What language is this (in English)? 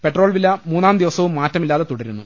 Malayalam